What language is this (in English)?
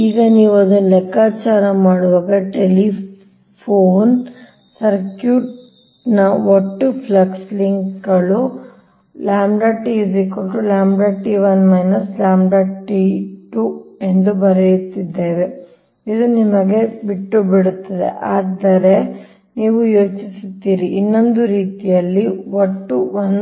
Kannada